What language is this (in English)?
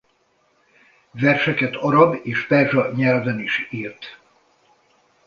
Hungarian